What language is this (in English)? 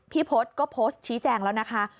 Thai